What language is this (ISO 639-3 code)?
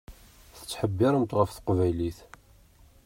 kab